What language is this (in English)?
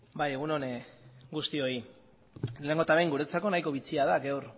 Basque